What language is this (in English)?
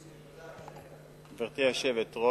Hebrew